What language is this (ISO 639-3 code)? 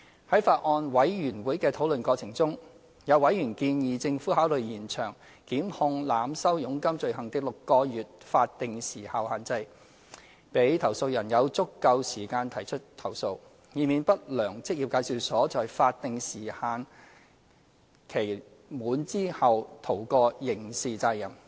yue